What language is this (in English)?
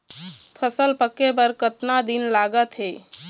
Chhattisgarhi